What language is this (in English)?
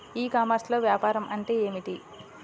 Telugu